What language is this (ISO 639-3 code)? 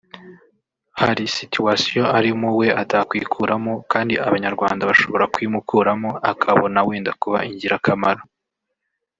kin